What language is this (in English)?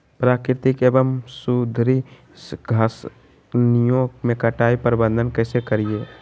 Magahi